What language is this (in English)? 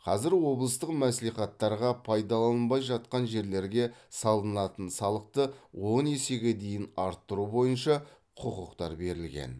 Kazakh